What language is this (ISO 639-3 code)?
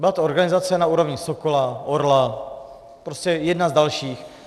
ces